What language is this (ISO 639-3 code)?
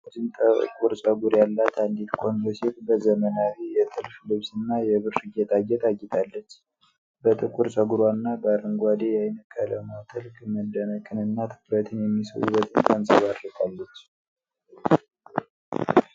amh